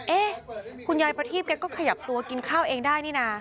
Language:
Thai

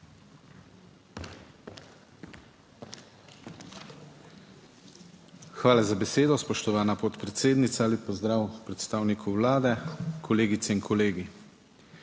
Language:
Slovenian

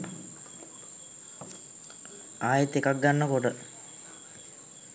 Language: Sinhala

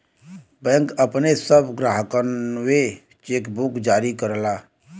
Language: Bhojpuri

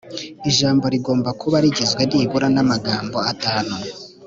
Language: Kinyarwanda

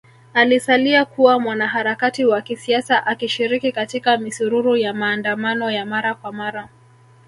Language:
Swahili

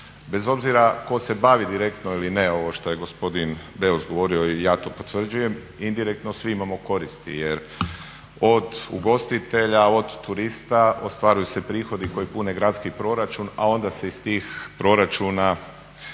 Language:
Croatian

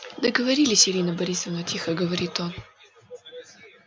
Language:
Russian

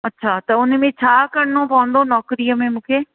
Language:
Sindhi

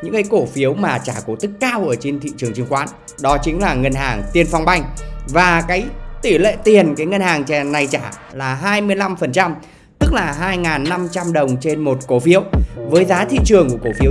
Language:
Vietnamese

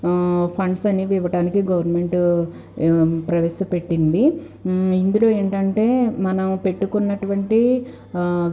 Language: Telugu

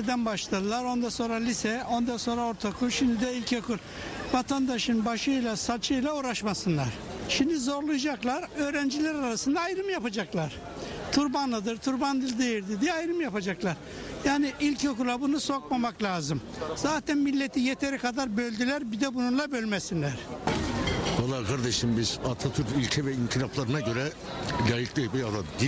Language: Turkish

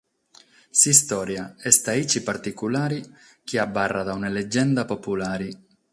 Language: Sardinian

